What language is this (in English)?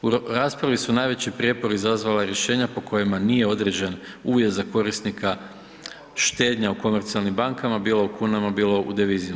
Croatian